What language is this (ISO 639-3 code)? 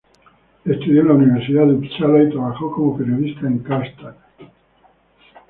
spa